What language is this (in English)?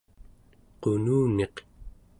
Central Yupik